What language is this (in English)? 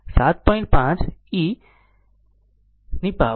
Gujarati